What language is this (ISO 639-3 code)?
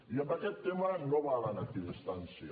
cat